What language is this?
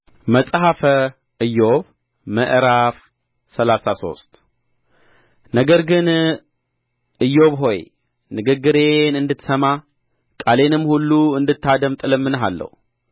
Amharic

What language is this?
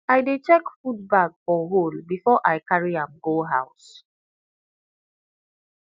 Nigerian Pidgin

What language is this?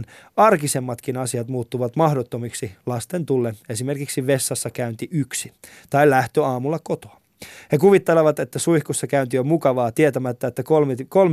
Finnish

